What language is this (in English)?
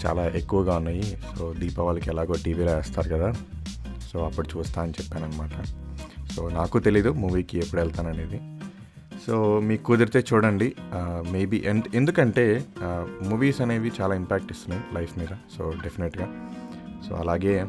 Telugu